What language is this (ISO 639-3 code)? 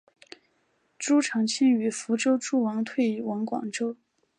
zho